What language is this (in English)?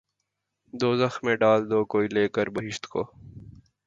Urdu